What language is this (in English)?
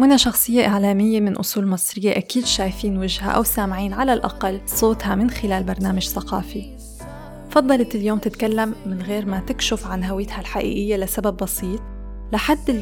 Arabic